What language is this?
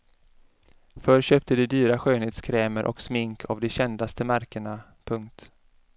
Swedish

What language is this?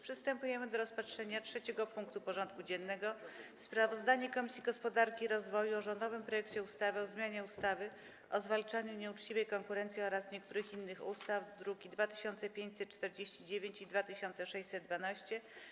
Polish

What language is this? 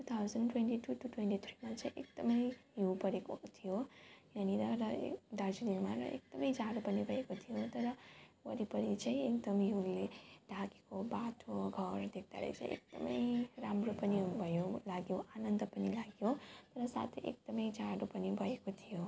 Nepali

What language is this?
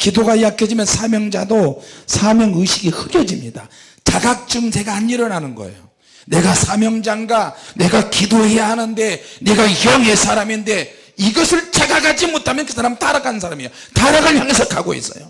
Korean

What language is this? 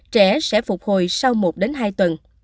Vietnamese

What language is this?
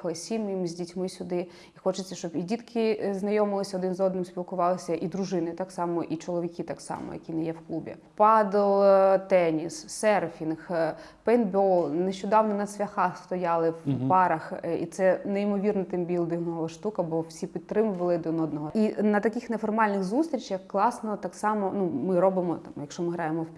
Ukrainian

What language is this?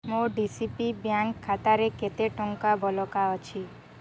Odia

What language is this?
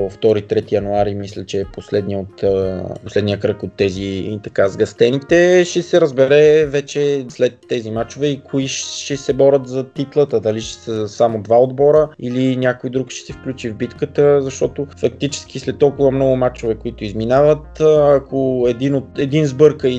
Bulgarian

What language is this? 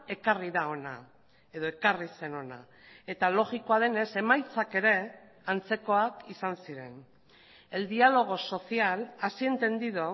Basque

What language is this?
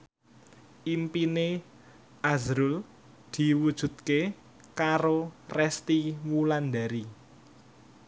Javanese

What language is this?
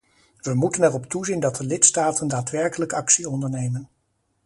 Dutch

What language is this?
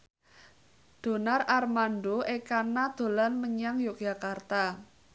Javanese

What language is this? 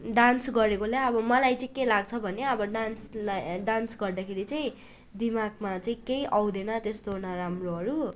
Nepali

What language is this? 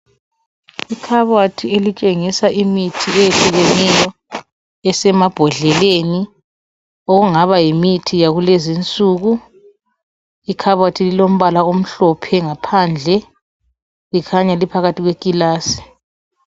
North Ndebele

